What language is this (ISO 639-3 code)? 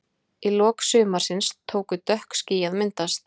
isl